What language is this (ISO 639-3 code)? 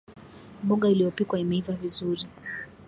swa